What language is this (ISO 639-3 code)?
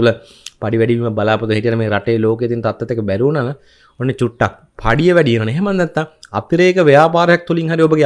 ind